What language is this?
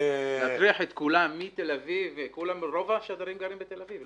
Hebrew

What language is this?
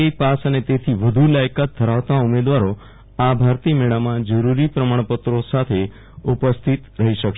Gujarati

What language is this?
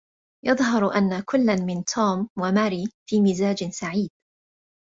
Arabic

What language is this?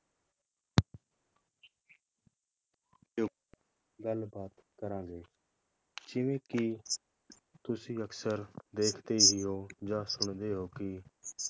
Punjabi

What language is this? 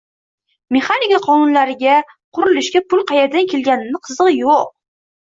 Uzbek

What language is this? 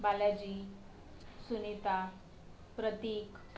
Marathi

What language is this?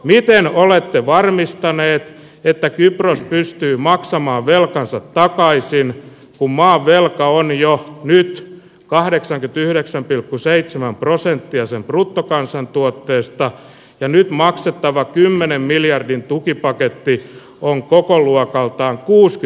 Finnish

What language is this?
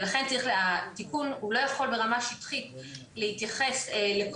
Hebrew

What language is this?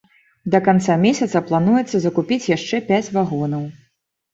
Belarusian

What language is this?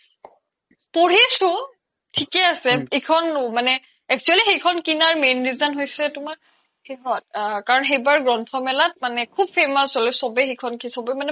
Assamese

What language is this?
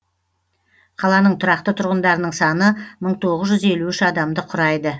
Kazakh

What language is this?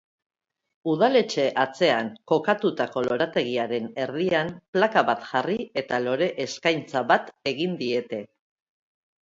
Basque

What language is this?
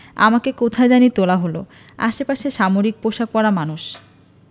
Bangla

